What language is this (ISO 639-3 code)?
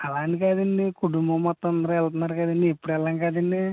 tel